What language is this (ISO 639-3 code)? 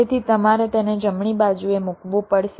guj